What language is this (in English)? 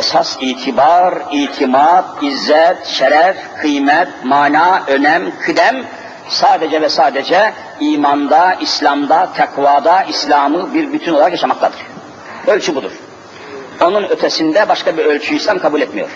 Turkish